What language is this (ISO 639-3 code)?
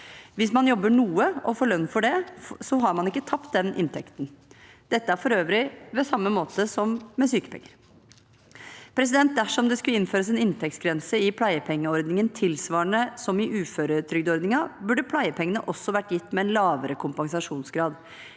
nor